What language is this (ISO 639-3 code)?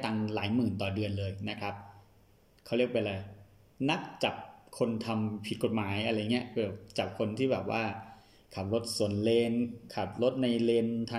tha